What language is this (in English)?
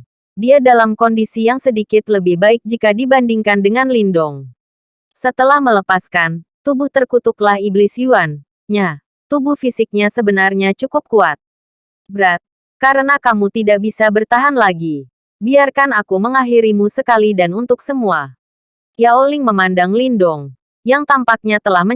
Indonesian